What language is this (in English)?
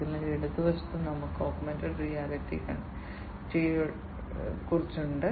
Malayalam